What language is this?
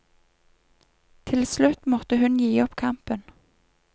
Norwegian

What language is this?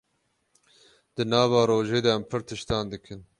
Kurdish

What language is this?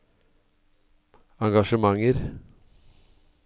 Norwegian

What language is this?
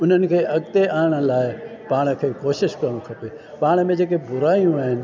Sindhi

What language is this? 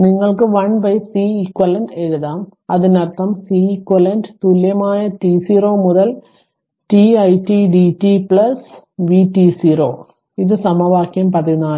Malayalam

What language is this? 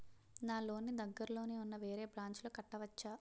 Telugu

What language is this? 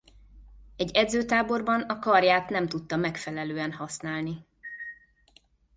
Hungarian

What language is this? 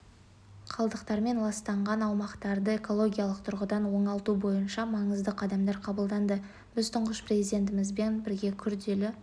Kazakh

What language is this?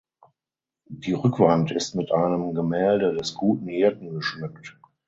German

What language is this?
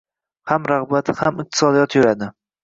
Uzbek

